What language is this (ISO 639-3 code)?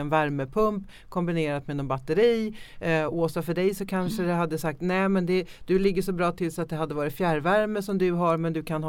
swe